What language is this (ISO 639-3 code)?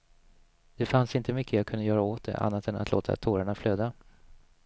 swe